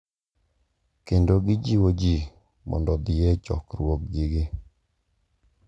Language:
Luo (Kenya and Tanzania)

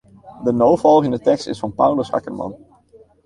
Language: Western Frisian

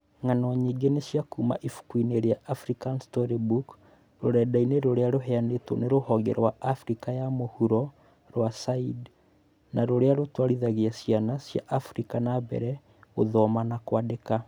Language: Kikuyu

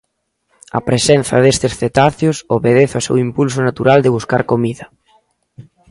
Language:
Galician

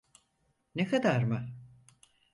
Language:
Turkish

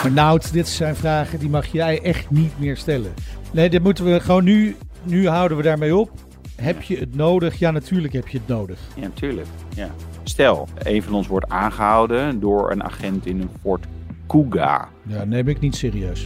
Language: Dutch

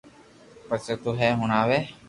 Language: Loarki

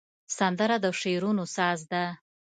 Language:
Pashto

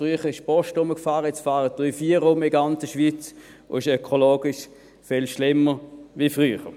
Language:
Swiss German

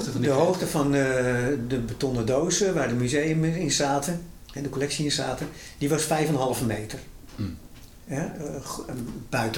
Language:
Dutch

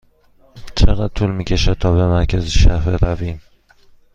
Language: Persian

